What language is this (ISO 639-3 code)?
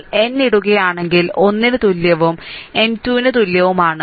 mal